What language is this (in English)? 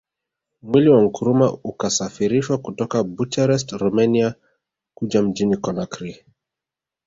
Swahili